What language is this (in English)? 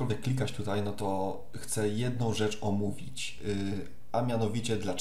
Polish